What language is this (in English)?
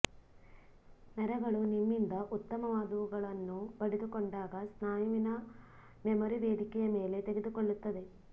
Kannada